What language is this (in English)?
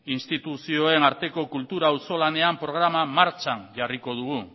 Basque